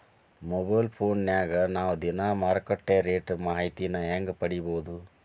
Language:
Kannada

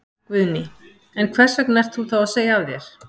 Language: Icelandic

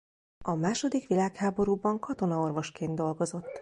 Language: Hungarian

